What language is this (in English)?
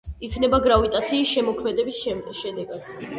Georgian